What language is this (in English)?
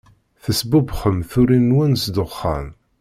Kabyle